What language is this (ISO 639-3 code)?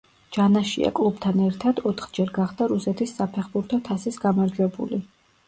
kat